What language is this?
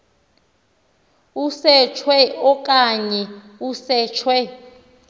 Xhosa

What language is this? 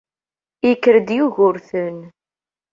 Kabyle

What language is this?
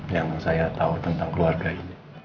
Indonesian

